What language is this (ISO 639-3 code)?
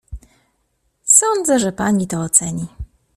pol